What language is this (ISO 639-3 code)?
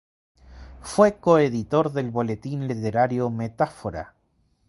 spa